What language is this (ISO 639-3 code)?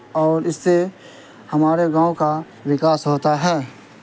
urd